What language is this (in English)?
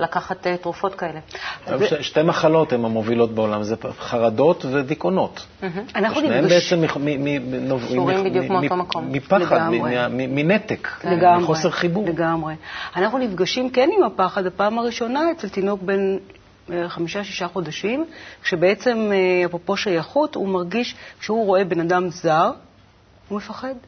Hebrew